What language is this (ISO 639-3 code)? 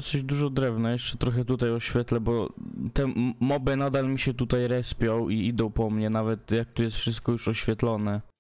pol